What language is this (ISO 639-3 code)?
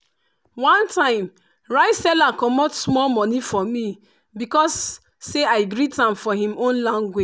pcm